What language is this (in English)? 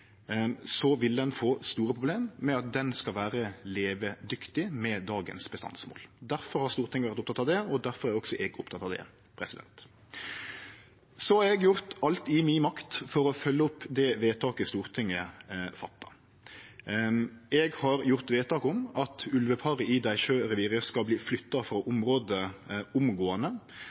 Norwegian Nynorsk